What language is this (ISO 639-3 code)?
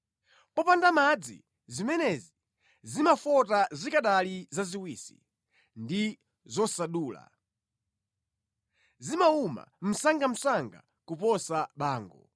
nya